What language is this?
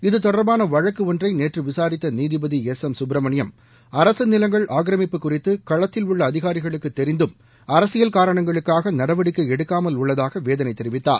Tamil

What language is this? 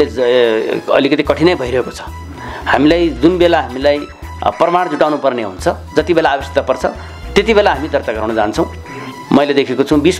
Arabic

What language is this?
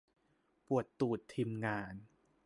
Thai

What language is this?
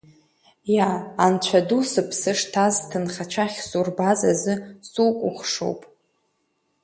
Abkhazian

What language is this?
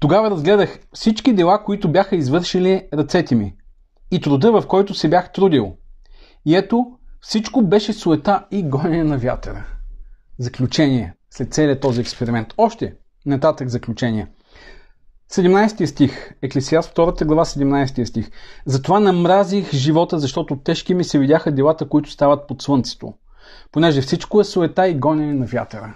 Bulgarian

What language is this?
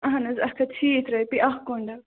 Kashmiri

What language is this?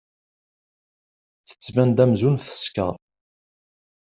Kabyle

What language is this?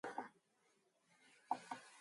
Mongolian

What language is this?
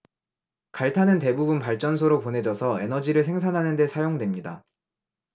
Korean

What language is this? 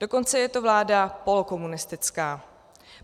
Czech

